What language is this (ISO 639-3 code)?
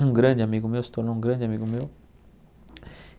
por